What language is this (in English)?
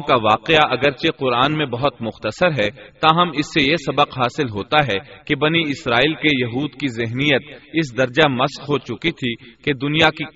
Urdu